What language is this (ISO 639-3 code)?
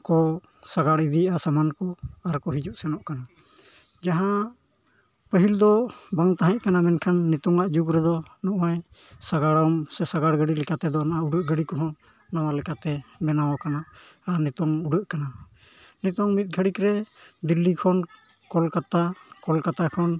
sat